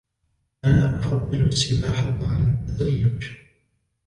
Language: Arabic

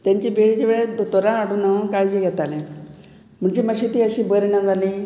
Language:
Konkani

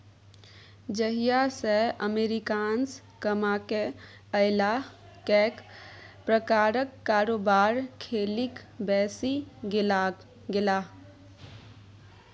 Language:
Maithili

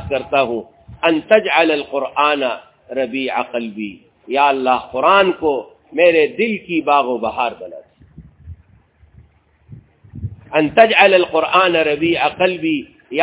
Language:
Urdu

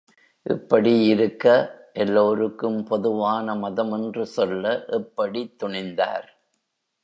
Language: Tamil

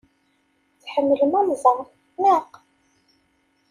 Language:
Kabyle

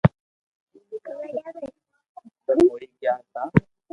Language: Loarki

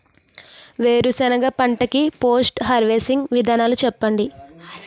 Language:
Telugu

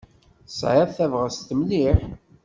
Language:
Kabyle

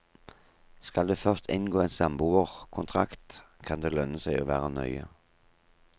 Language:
Norwegian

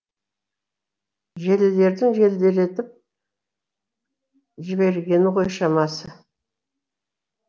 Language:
Kazakh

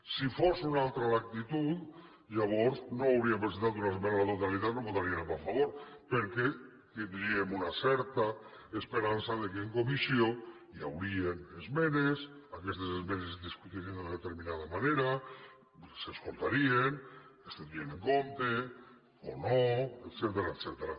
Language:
Catalan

